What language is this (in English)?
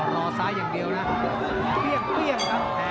Thai